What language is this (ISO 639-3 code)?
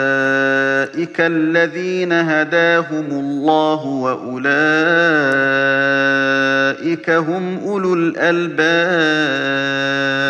ara